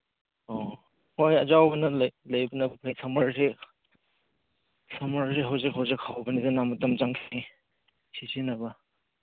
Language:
Manipuri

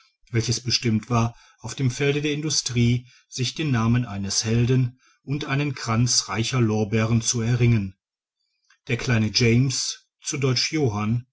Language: German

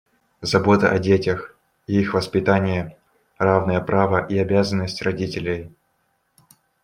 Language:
Russian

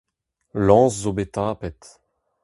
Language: Breton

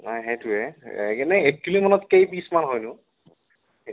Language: Assamese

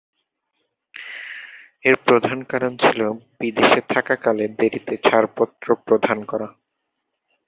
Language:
Bangla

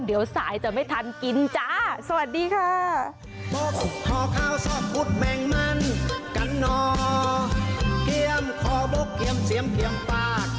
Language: Thai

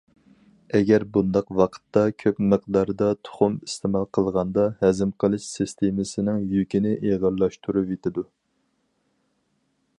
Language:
Uyghur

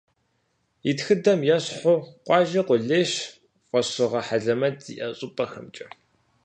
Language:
Kabardian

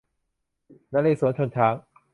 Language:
Thai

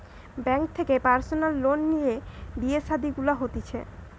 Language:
Bangla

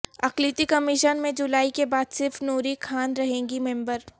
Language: Urdu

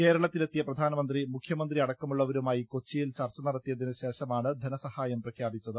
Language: Malayalam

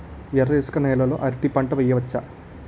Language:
Telugu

